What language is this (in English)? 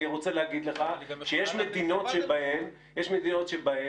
Hebrew